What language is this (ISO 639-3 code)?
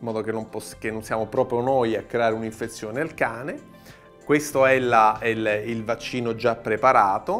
ita